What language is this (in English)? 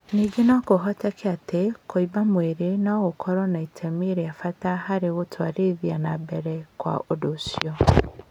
Kikuyu